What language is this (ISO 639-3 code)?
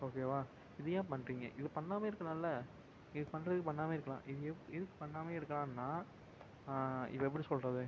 tam